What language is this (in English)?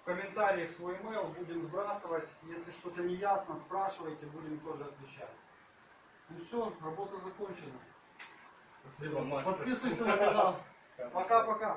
Russian